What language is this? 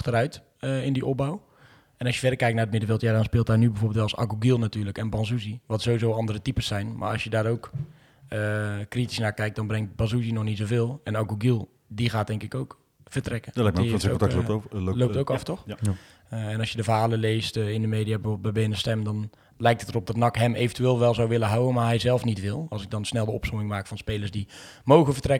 Dutch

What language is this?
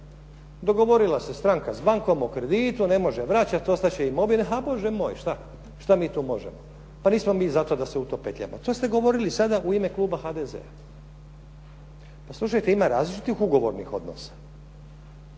Croatian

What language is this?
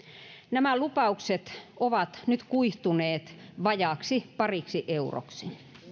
Finnish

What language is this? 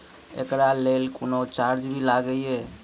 Maithili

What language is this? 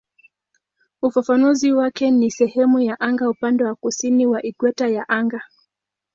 Swahili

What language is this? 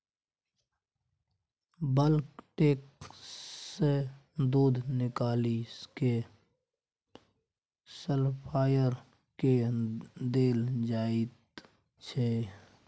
Maithili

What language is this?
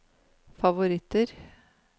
Norwegian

